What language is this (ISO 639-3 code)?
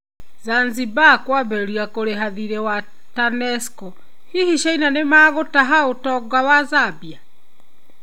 kik